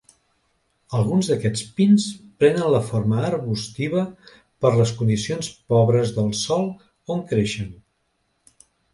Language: Catalan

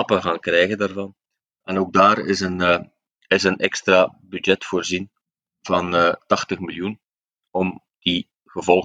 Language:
Dutch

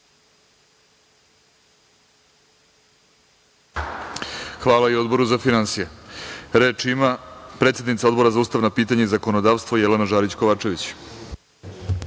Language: Serbian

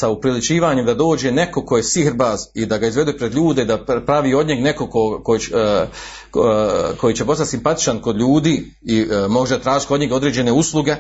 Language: Croatian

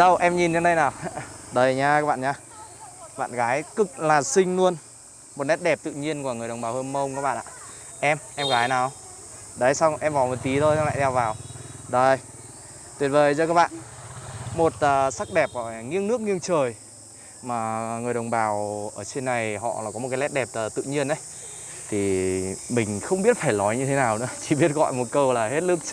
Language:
Vietnamese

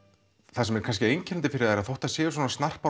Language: Icelandic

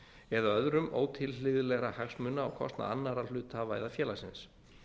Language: Icelandic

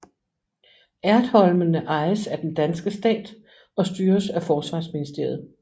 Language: Danish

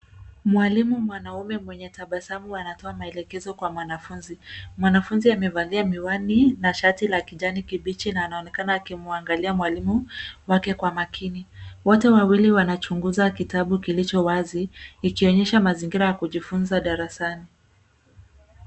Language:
Swahili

